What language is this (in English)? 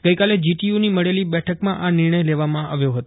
Gujarati